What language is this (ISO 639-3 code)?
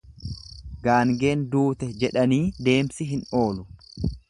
orm